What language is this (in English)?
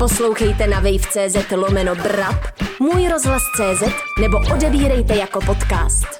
Czech